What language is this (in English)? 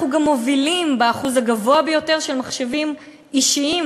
Hebrew